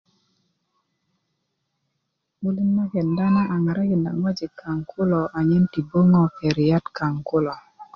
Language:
Kuku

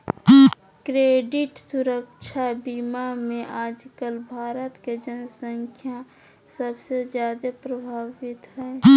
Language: Magahi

